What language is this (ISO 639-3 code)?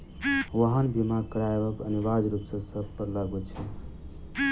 mai